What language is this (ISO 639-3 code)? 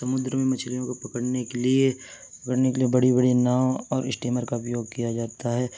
urd